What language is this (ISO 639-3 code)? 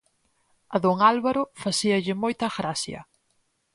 glg